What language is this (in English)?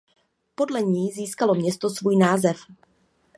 Czech